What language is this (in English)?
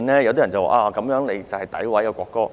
Cantonese